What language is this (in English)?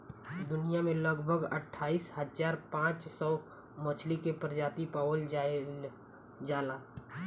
Bhojpuri